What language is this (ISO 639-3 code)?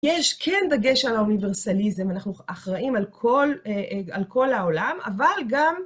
heb